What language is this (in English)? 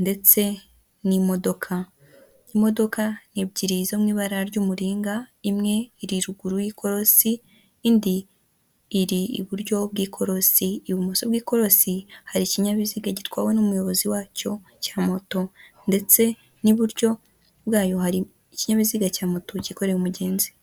Kinyarwanda